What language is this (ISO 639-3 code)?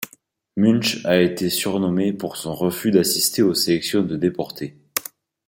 fra